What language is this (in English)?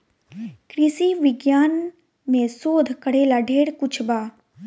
Bhojpuri